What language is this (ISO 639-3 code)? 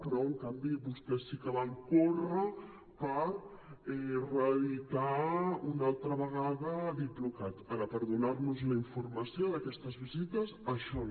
cat